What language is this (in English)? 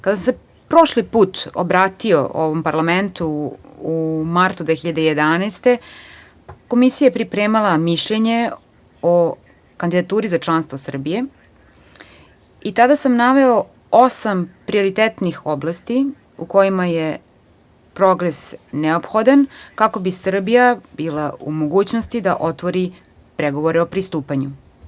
Serbian